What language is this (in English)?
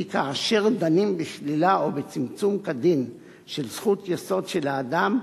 Hebrew